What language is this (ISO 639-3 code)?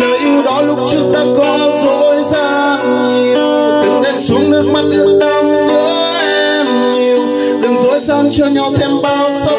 vie